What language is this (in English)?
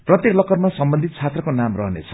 Nepali